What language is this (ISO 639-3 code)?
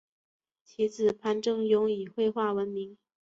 zho